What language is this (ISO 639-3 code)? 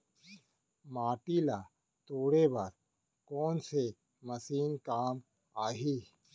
hne